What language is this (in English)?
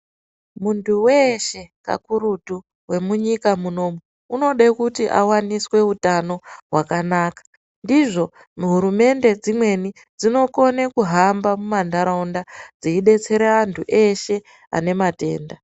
Ndau